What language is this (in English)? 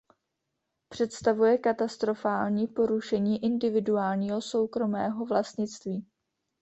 Czech